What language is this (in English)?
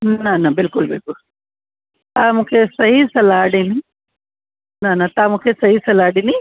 Sindhi